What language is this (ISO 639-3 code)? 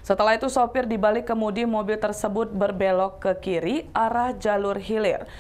ind